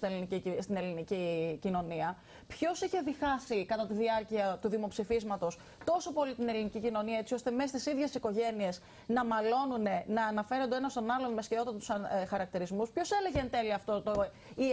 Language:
Greek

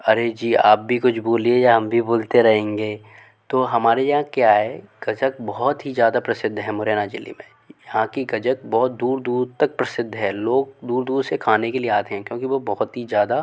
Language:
Hindi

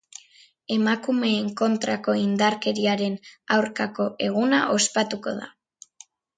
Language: Basque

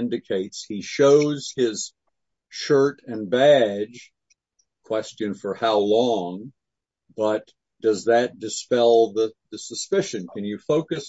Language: English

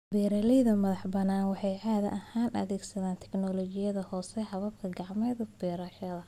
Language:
Somali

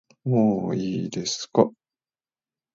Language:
Japanese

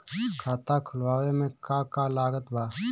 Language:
Bhojpuri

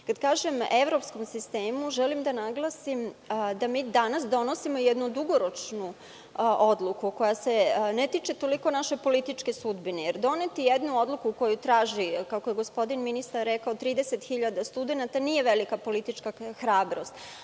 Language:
Serbian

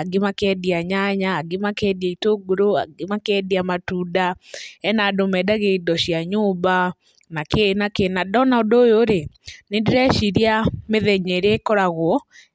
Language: Kikuyu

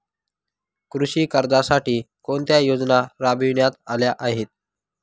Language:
Marathi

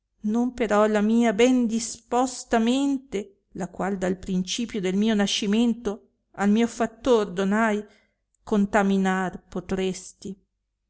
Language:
Italian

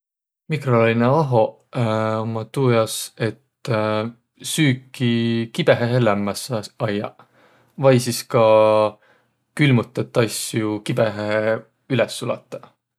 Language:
Võro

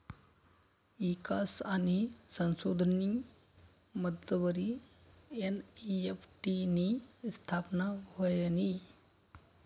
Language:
Marathi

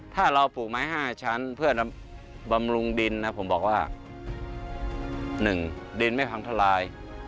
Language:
Thai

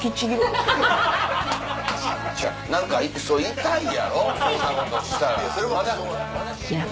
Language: Japanese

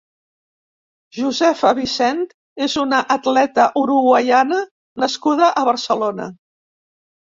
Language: Catalan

